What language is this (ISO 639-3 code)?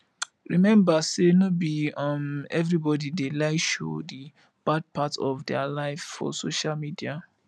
pcm